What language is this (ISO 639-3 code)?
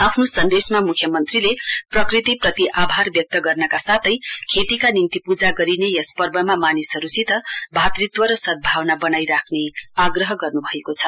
nep